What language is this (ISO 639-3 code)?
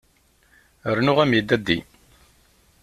kab